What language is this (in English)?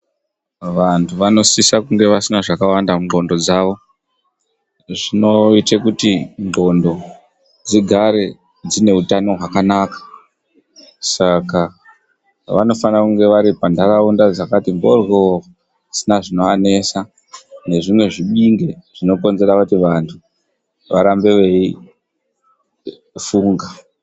Ndau